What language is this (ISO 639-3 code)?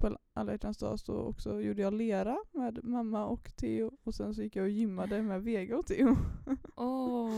swe